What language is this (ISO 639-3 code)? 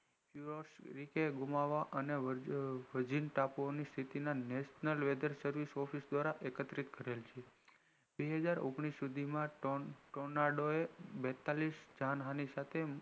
guj